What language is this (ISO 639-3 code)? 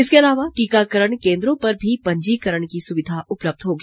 hin